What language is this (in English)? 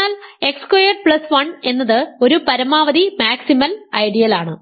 Malayalam